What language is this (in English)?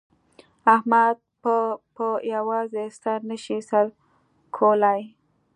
Pashto